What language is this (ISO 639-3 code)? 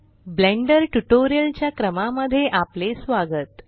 mar